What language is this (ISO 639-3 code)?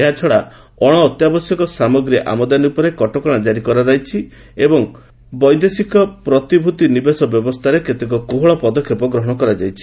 ori